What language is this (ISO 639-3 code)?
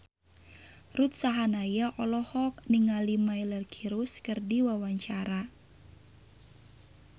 sun